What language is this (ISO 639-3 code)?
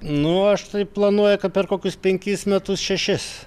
lit